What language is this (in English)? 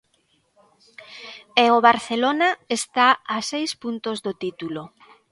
Galician